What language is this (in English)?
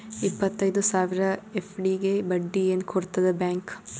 Kannada